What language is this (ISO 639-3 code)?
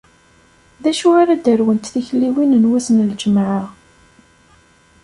kab